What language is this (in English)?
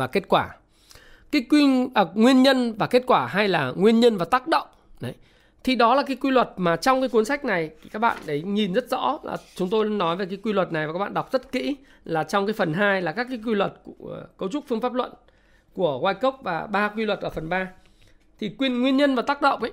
Vietnamese